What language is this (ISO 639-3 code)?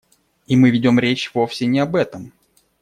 rus